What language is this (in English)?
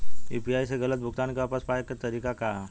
Bhojpuri